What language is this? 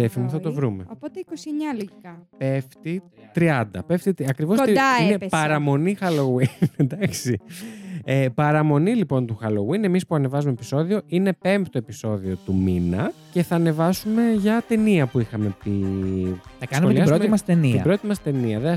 Greek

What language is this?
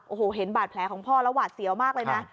Thai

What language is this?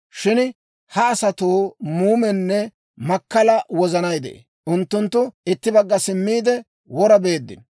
Dawro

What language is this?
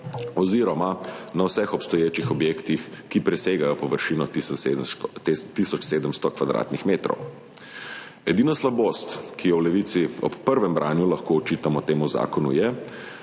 Slovenian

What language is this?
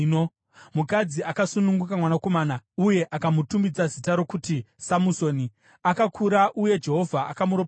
Shona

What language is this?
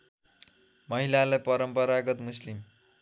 Nepali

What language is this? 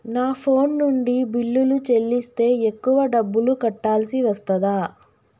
Telugu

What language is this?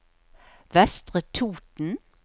Norwegian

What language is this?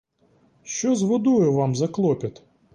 Ukrainian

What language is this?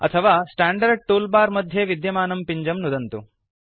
Sanskrit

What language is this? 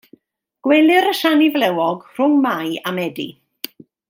Welsh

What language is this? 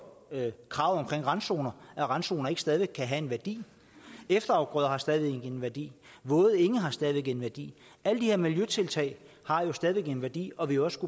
Danish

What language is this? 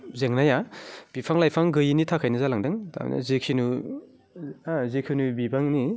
Bodo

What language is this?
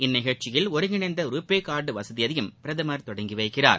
Tamil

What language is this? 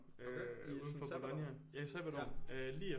Danish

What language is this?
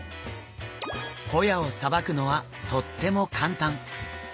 Japanese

